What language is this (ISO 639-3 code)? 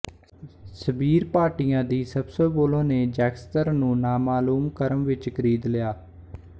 pan